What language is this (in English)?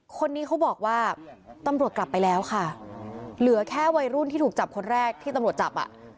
Thai